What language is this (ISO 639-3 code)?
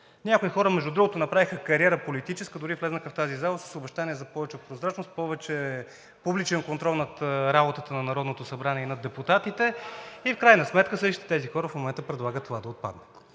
bul